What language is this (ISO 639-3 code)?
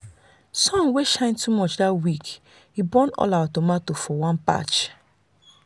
pcm